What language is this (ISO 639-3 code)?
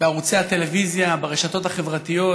heb